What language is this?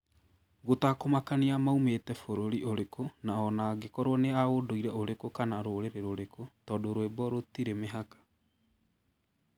Kikuyu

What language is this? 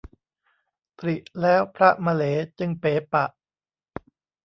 Thai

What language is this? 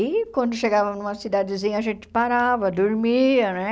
Portuguese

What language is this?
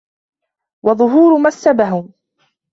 Arabic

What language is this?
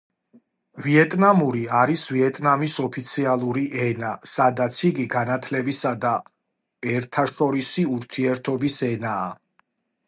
Georgian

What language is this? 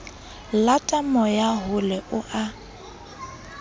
Southern Sotho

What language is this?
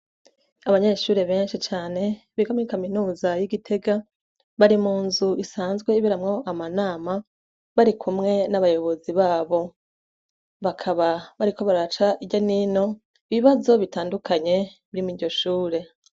Rundi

